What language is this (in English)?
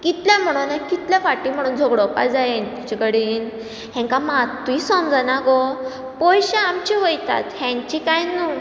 Konkani